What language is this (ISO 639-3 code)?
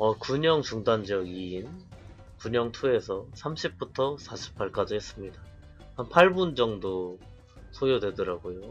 kor